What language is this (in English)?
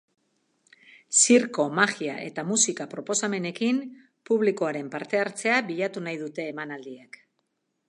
Basque